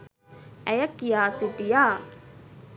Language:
Sinhala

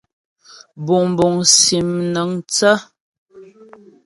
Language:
Ghomala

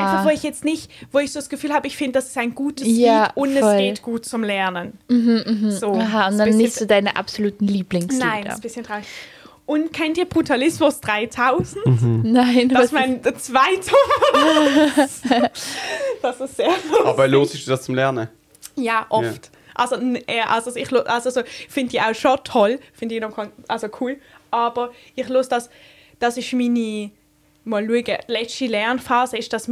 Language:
German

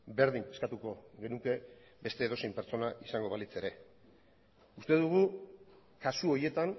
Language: Basque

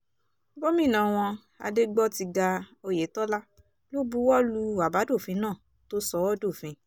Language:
Yoruba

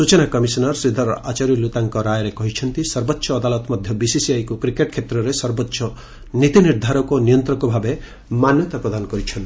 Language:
Odia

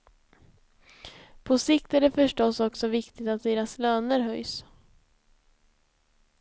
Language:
Swedish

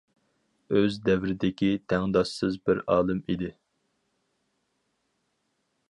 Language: Uyghur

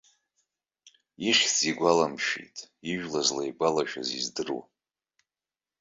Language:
Abkhazian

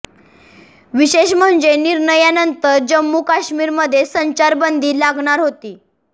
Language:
Marathi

